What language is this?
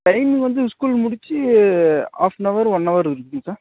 Tamil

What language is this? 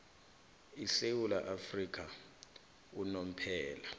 South Ndebele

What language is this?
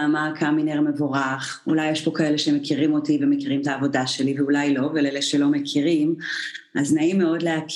Hebrew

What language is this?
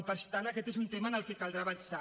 Catalan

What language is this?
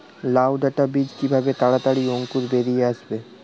Bangla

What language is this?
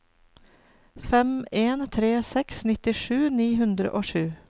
Norwegian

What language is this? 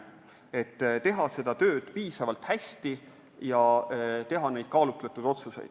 Estonian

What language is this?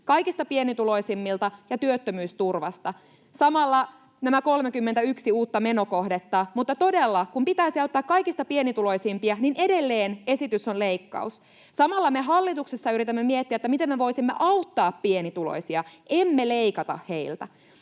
Finnish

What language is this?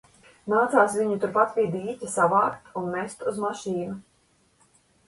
Latvian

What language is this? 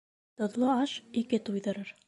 Bashkir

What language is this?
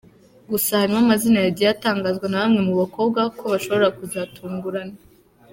Kinyarwanda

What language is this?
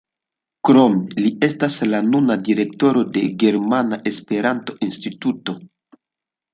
Esperanto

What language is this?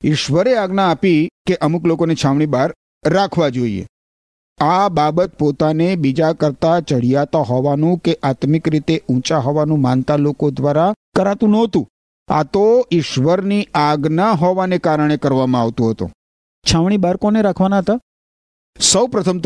Gujarati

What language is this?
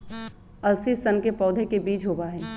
Magahi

